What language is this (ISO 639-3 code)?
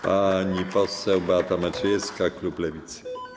pol